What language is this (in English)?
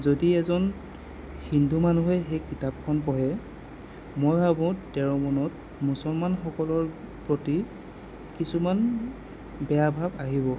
Assamese